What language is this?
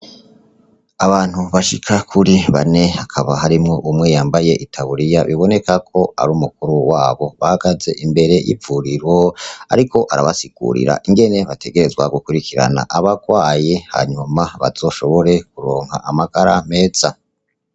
Rundi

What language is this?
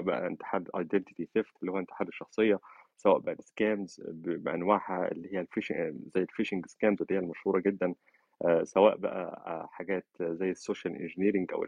Arabic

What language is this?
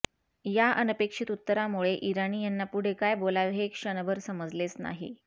Marathi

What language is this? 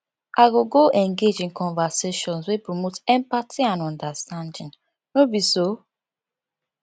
Nigerian Pidgin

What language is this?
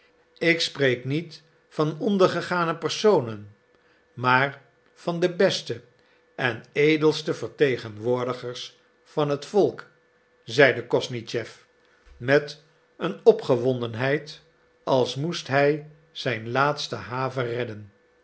Dutch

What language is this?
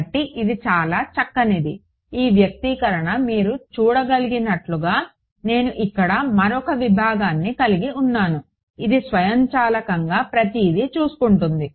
Telugu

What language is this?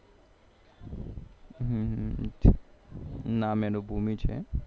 Gujarati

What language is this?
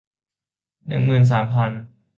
Thai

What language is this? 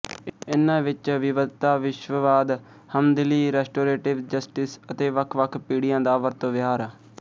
Punjabi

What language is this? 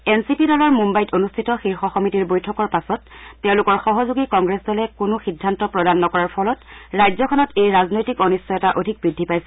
Assamese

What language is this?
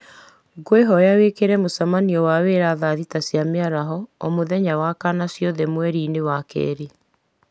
Kikuyu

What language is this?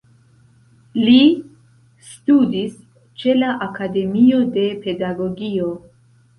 Esperanto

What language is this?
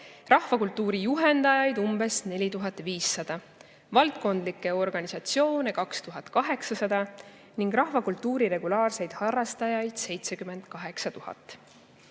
Estonian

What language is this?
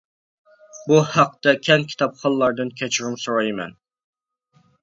Uyghur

